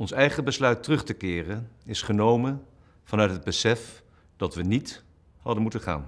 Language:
Dutch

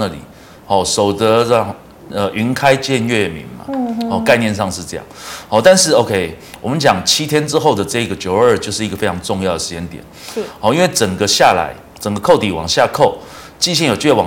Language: Chinese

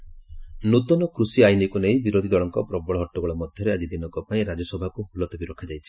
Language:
Odia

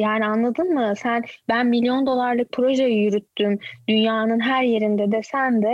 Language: Turkish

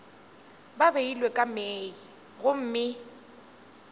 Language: Northern Sotho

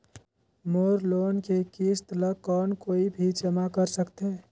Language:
Chhattisgarhi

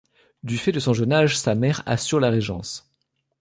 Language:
French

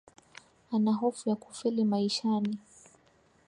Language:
Swahili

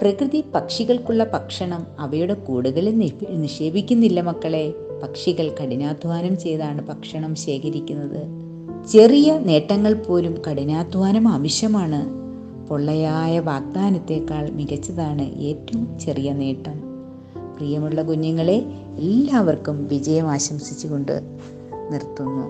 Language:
Malayalam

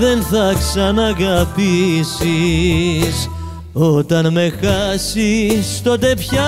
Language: Greek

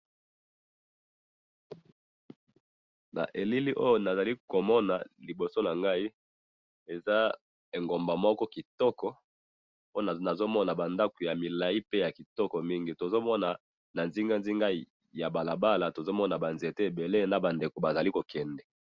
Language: Lingala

